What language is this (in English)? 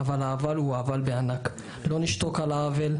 Hebrew